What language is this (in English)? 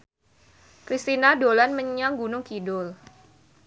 Javanese